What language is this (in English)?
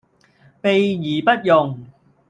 Cantonese